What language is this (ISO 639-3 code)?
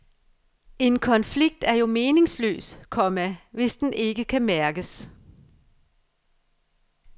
dan